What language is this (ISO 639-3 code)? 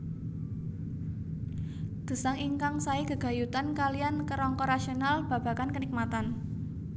jav